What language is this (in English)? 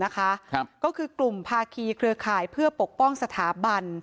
Thai